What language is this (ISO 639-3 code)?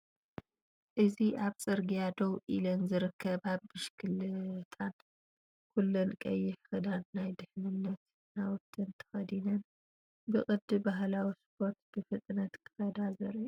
tir